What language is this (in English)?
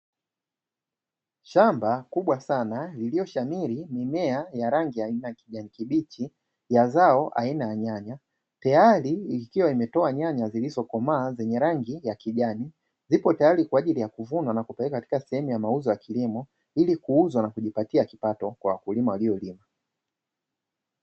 Swahili